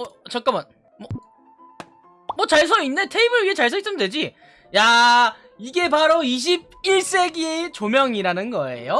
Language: Korean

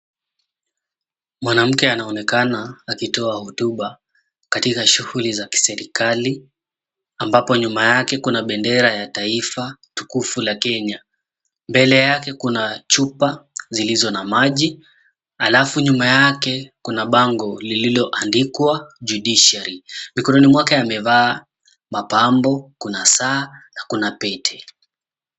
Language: Swahili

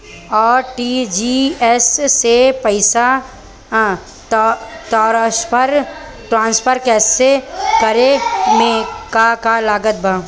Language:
Bhojpuri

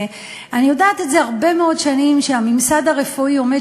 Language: Hebrew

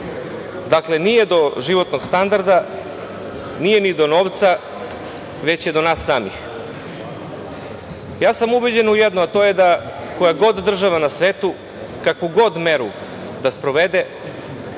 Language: Serbian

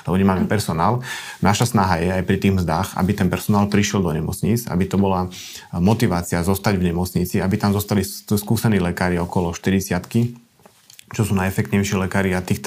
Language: Slovak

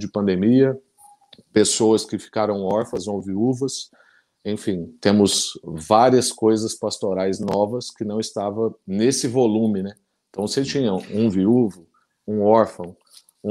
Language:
Portuguese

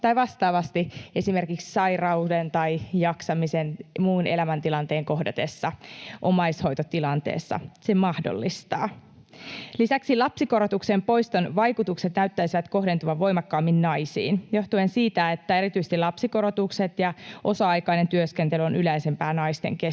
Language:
Finnish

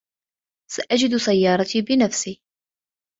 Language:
Arabic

